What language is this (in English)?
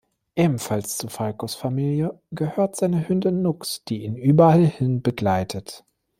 German